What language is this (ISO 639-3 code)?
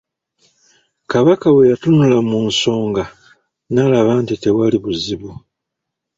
lug